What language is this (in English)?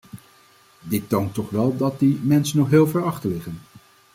Dutch